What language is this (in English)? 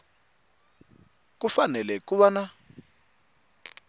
Tsonga